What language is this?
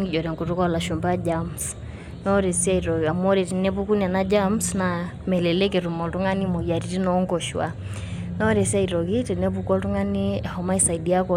Masai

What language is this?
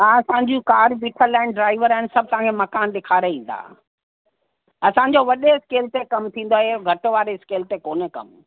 Sindhi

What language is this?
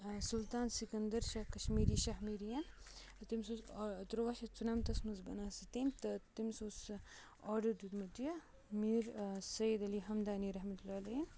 Kashmiri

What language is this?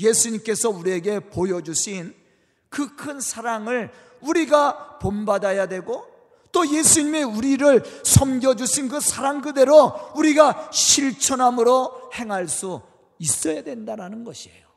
Korean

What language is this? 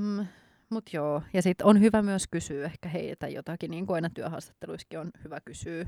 Finnish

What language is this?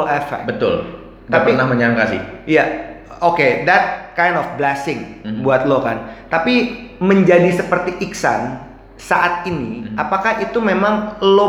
Indonesian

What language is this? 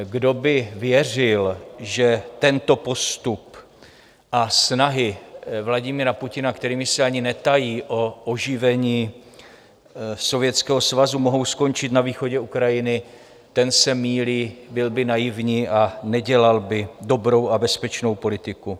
Czech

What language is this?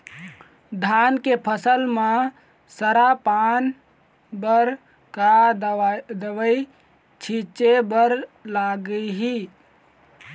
Chhattisgarhi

